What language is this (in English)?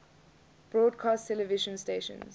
English